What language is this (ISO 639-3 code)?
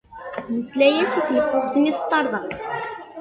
kab